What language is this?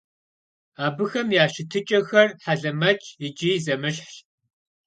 Kabardian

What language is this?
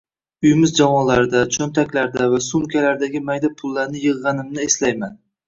Uzbek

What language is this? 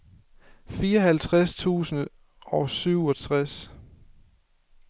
Danish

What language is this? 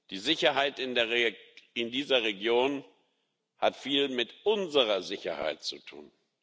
German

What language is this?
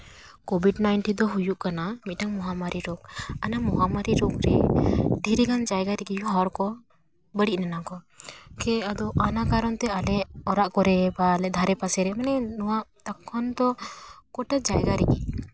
Santali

